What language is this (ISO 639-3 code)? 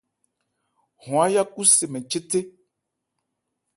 ebr